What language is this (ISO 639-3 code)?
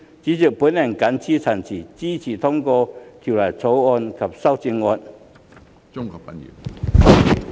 yue